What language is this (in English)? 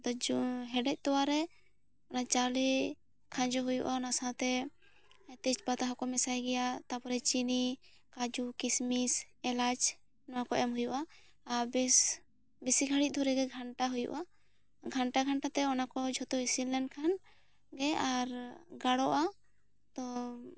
Santali